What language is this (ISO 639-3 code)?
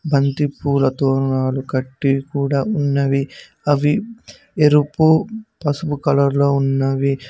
tel